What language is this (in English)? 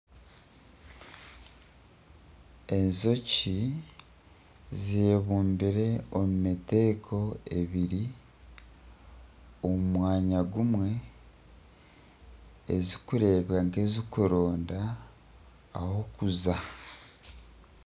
Nyankole